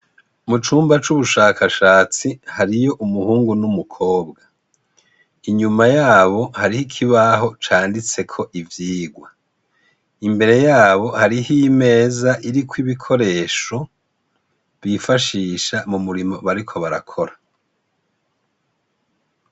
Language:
Rundi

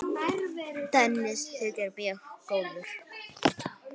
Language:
Icelandic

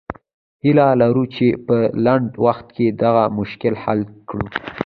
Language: Pashto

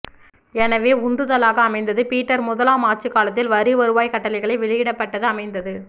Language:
Tamil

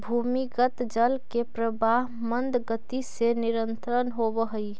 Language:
Magahi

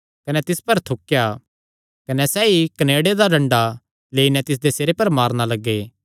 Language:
Kangri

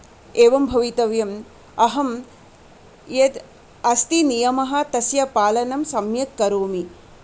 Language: Sanskrit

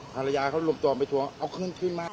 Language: Thai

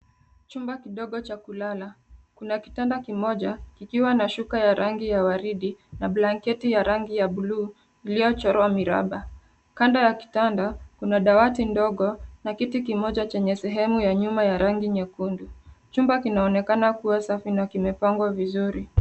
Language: Swahili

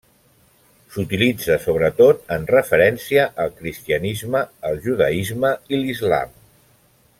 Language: Catalan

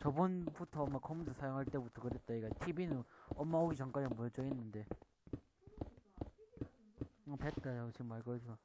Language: Korean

